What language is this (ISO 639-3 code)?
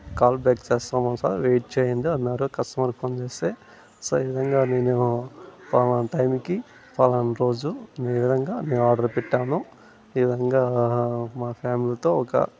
tel